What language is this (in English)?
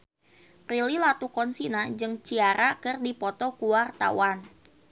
Sundanese